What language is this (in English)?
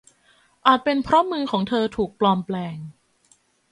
Thai